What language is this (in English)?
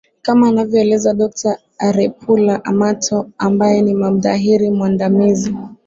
Swahili